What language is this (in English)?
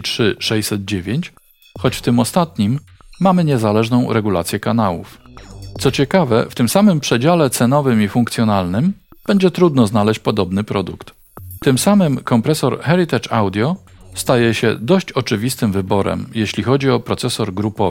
Polish